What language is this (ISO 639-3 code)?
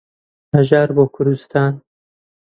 ckb